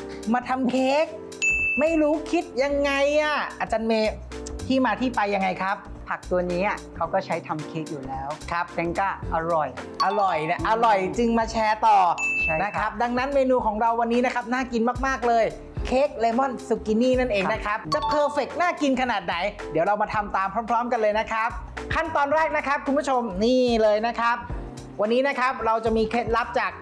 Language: Thai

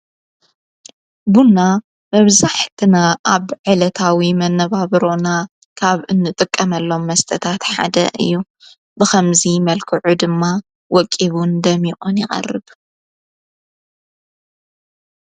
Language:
Tigrinya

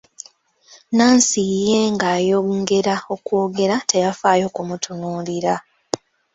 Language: Ganda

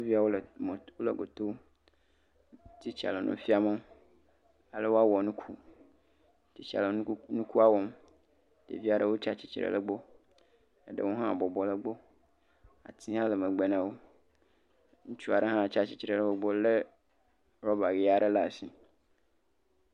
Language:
Ewe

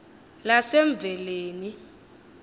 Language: Xhosa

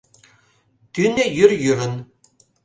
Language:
Mari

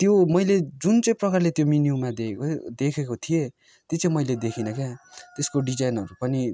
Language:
Nepali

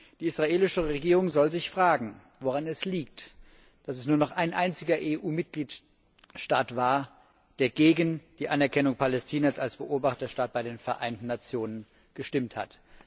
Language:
German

